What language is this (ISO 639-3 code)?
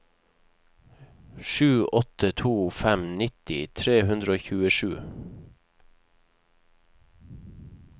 nor